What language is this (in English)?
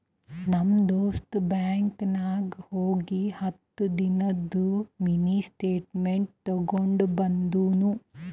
Kannada